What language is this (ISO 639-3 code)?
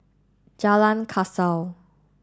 eng